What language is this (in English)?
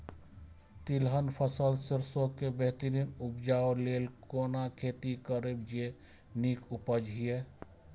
Maithili